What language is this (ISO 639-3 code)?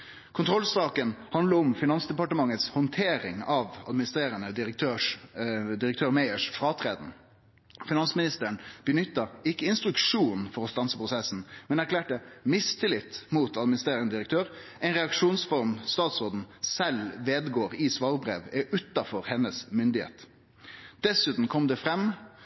nno